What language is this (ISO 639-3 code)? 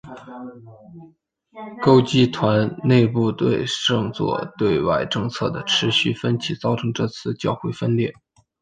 zho